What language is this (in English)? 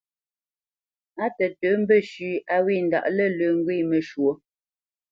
Bamenyam